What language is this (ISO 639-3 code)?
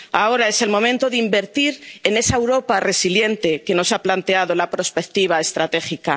spa